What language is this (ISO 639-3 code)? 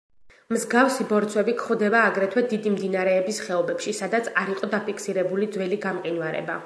kat